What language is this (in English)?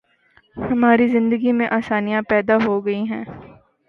Urdu